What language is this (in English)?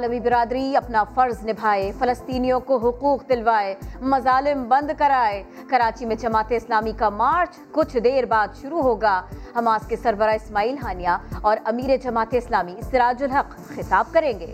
Urdu